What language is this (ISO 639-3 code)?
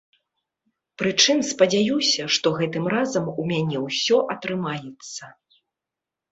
bel